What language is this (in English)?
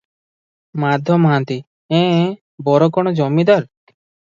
Odia